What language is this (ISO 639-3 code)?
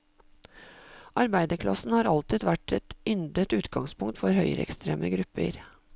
nor